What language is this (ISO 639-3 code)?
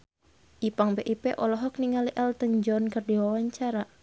sun